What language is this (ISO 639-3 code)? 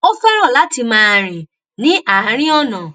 yor